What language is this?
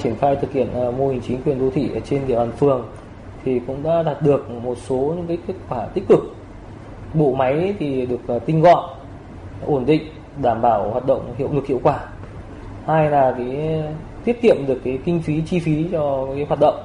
Vietnamese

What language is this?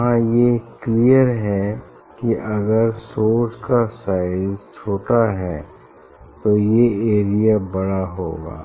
Hindi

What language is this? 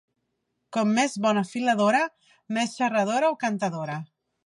Catalan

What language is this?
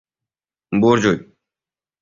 Uzbek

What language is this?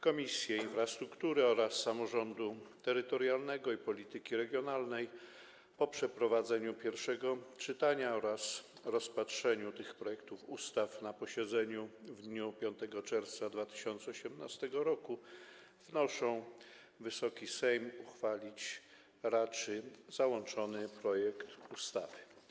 Polish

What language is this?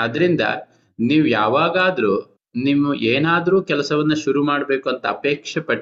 Kannada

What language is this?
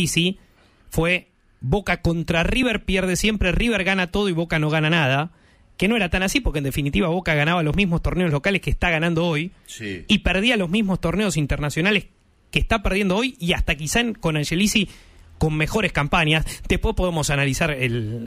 Spanish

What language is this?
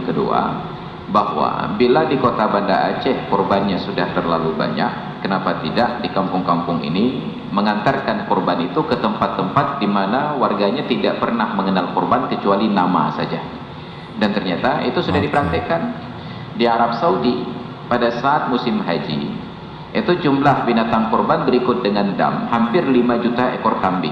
Indonesian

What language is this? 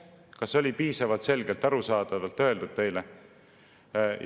Estonian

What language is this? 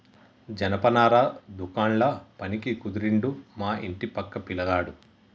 Telugu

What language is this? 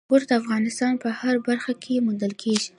Pashto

